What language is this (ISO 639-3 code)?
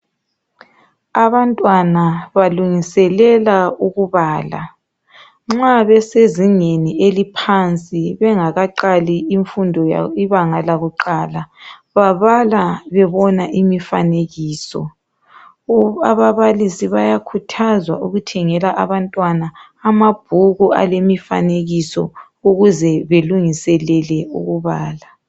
nde